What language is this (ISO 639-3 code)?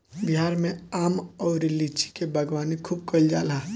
bho